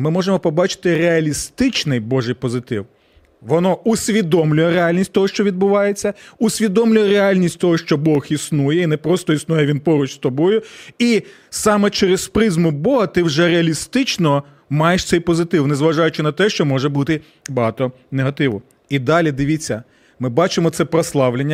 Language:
Ukrainian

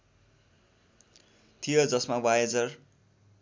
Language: Nepali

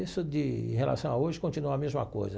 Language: Portuguese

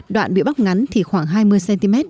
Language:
Vietnamese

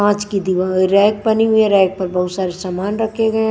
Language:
Hindi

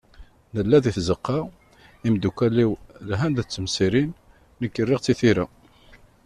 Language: Kabyle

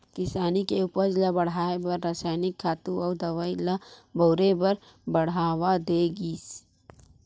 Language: Chhattisgarhi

